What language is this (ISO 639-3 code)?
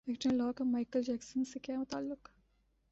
urd